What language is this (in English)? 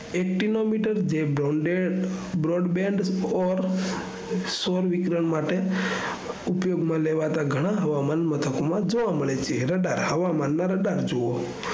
Gujarati